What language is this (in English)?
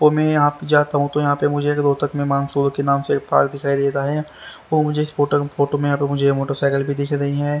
Hindi